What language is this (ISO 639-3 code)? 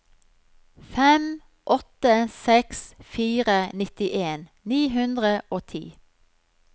nor